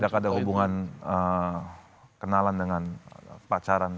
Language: Indonesian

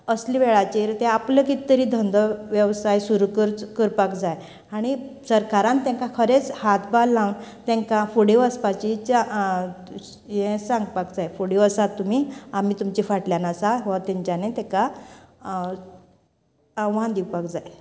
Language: Konkani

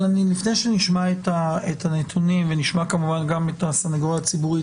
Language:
Hebrew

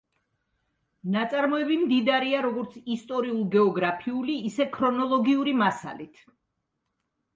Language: Georgian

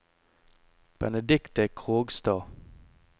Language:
Norwegian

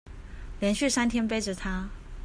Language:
Chinese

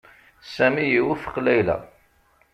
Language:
Kabyle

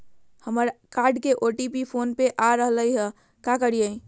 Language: Magahi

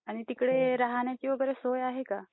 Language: Marathi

